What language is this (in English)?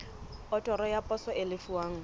Southern Sotho